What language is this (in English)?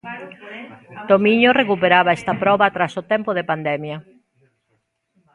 Galician